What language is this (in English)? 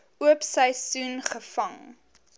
Afrikaans